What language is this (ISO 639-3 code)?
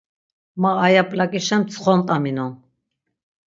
lzz